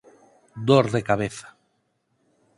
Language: Galician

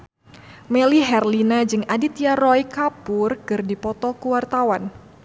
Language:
Sundanese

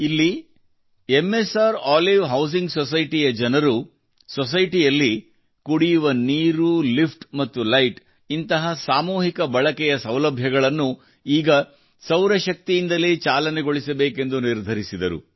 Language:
Kannada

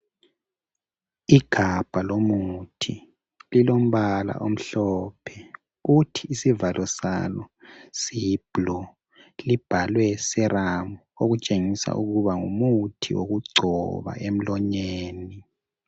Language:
North Ndebele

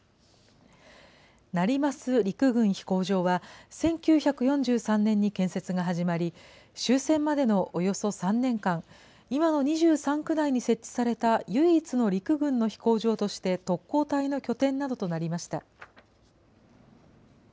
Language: Japanese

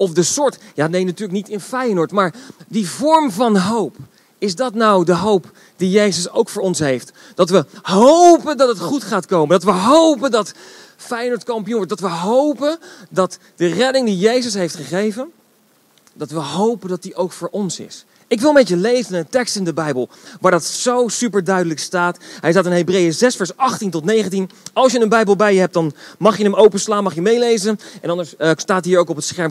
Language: Dutch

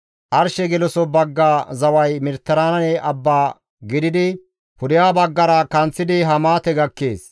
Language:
Gamo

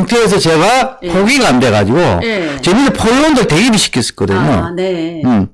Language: Korean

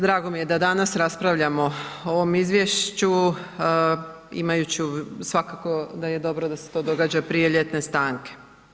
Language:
Croatian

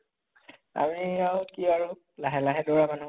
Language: Assamese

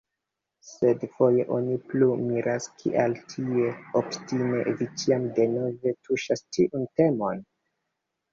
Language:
Esperanto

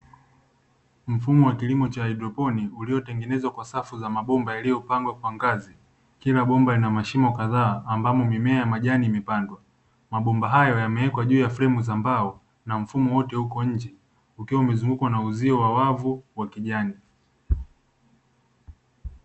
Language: Swahili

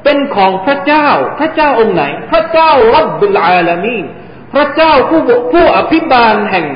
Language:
Thai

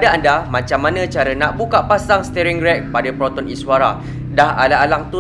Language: Malay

